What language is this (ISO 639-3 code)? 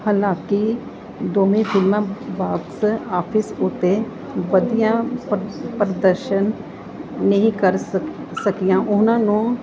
pan